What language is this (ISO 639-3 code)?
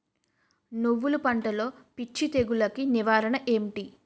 tel